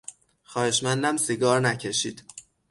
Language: Persian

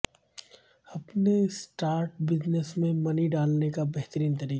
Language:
Urdu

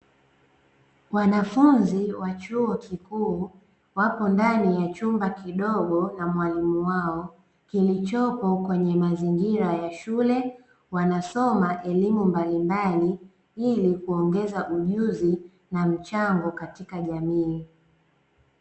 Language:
Swahili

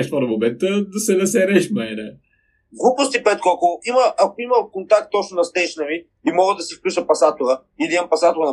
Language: Bulgarian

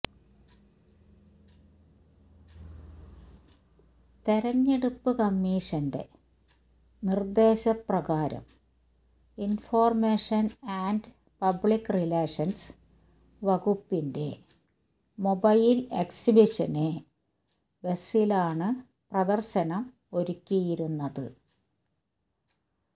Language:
Malayalam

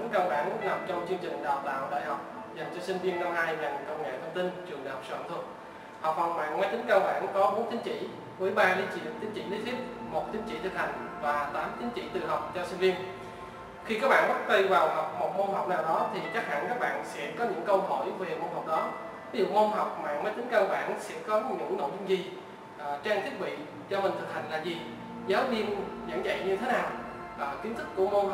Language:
Vietnamese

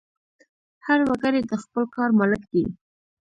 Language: Pashto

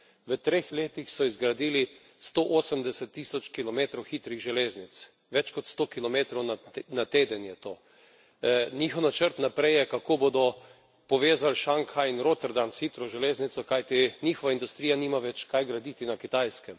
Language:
Slovenian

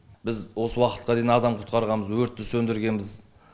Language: Kazakh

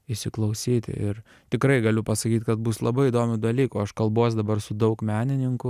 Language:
Lithuanian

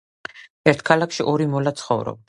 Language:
Georgian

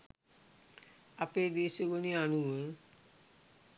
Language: Sinhala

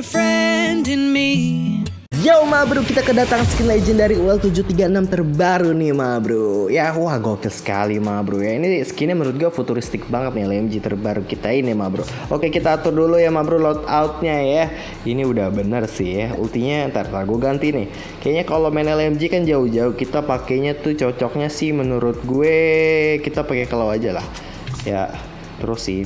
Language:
Indonesian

